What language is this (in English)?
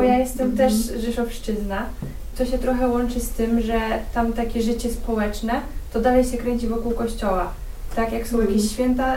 Polish